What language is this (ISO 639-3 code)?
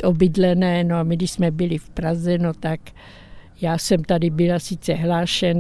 ces